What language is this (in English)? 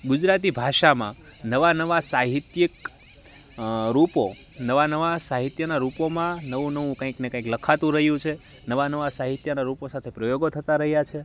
Gujarati